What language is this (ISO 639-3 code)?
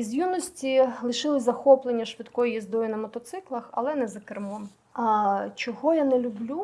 ukr